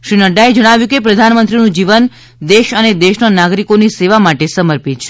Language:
Gujarati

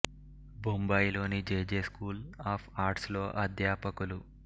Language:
Telugu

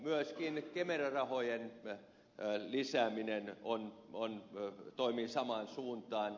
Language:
Finnish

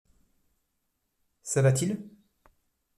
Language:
French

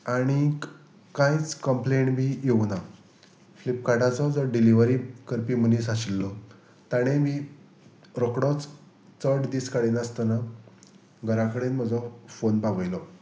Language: Konkani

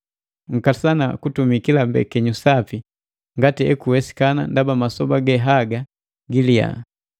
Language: Matengo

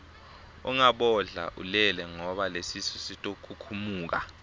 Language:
Swati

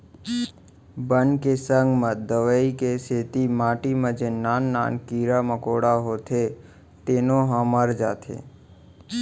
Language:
Chhattisgarhi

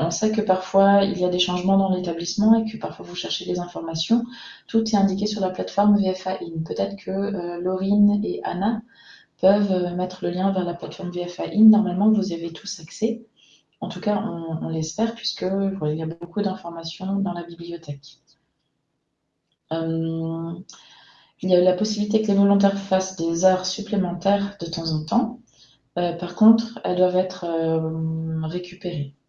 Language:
French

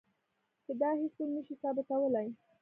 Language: Pashto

